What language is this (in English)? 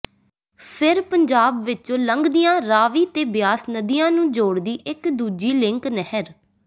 Punjabi